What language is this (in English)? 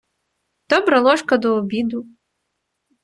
Ukrainian